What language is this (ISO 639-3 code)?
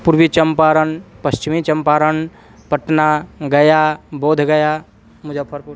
san